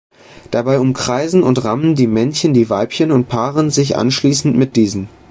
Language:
German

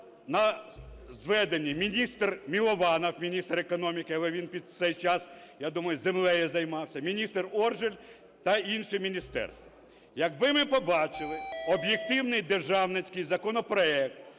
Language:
Ukrainian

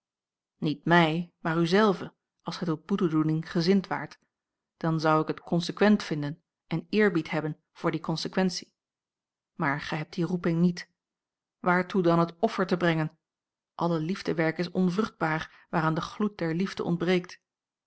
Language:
Dutch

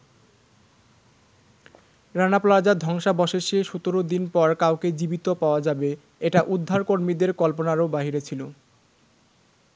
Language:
Bangla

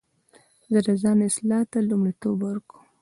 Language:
Pashto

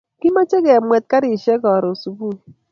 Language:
Kalenjin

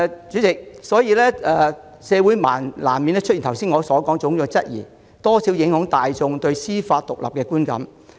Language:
Cantonese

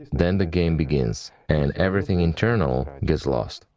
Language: English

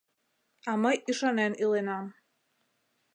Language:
Mari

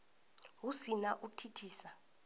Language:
Venda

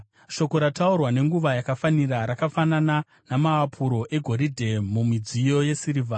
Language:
Shona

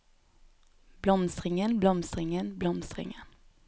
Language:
Norwegian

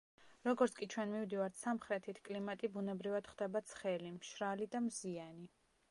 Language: Georgian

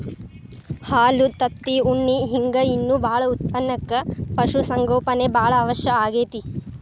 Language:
Kannada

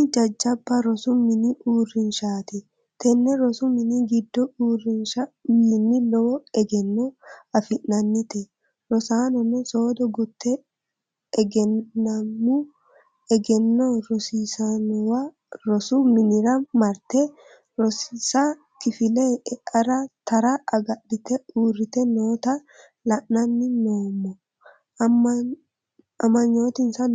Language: Sidamo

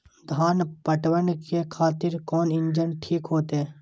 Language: Maithili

